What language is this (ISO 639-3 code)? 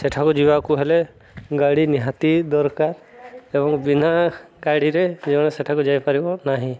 ori